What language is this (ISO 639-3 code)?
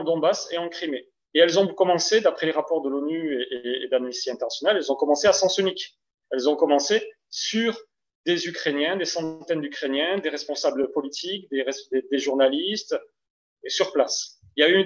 fra